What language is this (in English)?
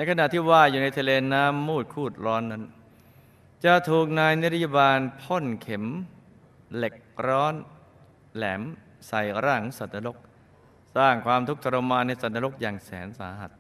Thai